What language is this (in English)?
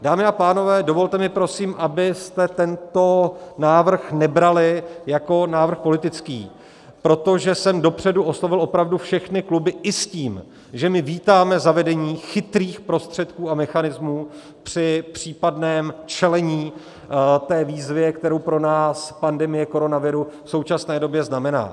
Czech